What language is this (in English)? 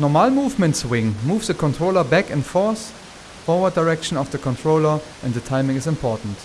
German